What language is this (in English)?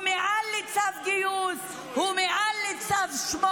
Hebrew